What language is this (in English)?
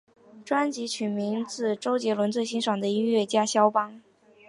Chinese